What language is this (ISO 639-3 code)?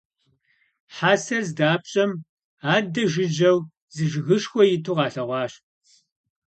kbd